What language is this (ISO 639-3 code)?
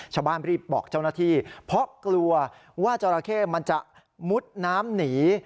tha